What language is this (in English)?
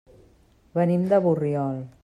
Catalan